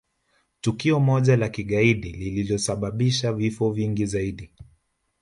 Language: Swahili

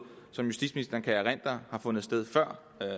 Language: Danish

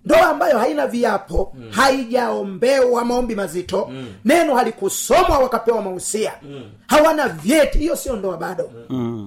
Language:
Swahili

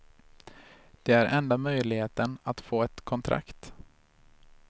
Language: Swedish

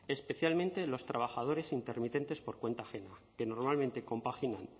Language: Spanish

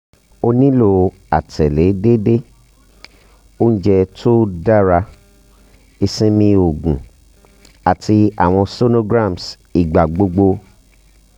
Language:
Yoruba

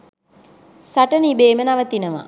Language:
Sinhala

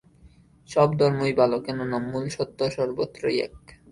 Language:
Bangla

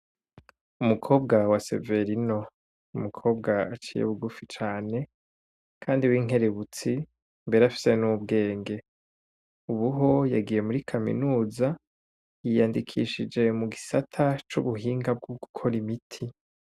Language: Rundi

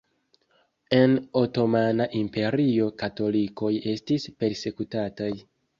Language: Esperanto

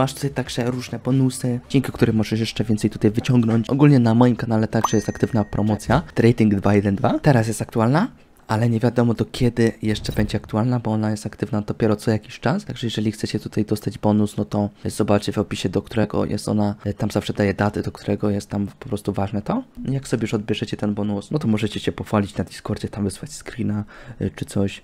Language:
Polish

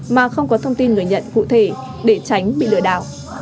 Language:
Vietnamese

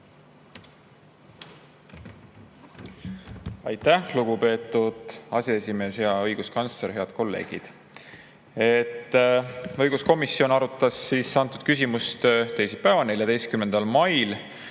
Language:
Estonian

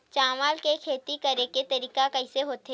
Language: Chhattisgarhi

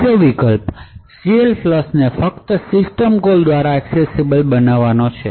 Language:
Gujarati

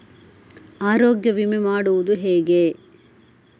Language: Kannada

